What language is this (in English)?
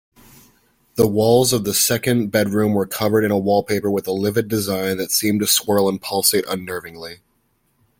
English